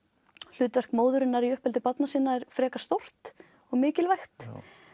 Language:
Icelandic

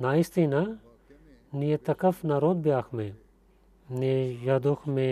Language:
Bulgarian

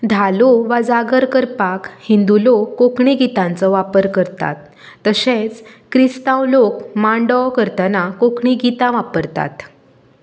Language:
Konkani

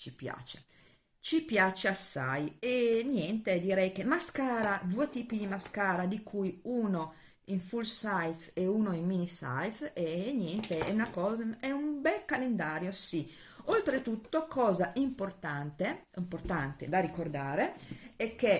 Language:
Italian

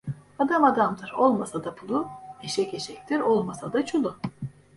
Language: Turkish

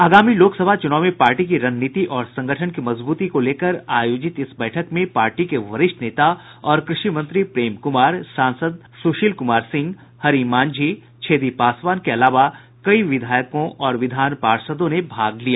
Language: Hindi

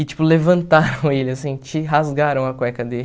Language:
Portuguese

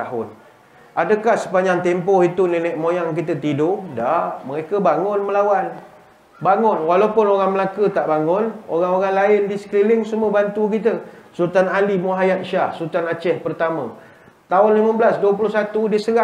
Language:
Malay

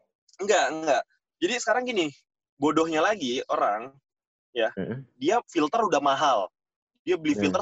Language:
Indonesian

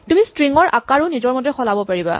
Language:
Assamese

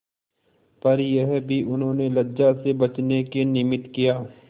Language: Hindi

